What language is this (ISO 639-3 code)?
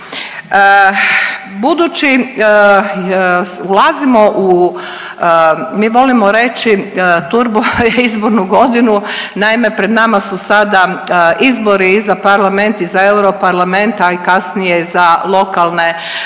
hrv